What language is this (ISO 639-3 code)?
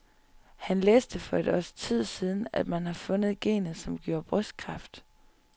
dan